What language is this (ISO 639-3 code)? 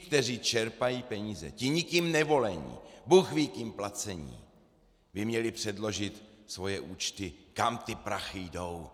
ces